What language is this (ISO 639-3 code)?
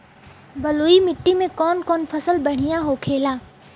bho